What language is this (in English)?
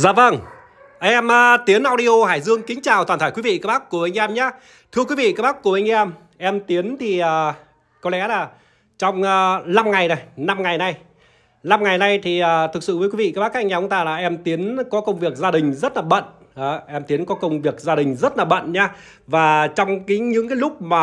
Vietnamese